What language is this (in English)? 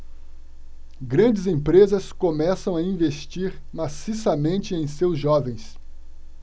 Portuguese